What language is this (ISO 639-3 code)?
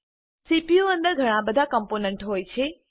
guj